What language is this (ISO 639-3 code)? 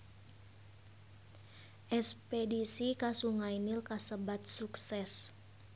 sun